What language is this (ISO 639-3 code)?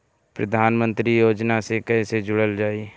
bho